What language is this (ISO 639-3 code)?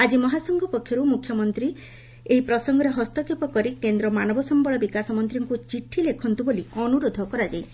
ori